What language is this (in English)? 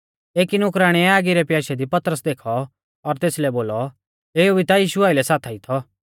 Mahasu Pahari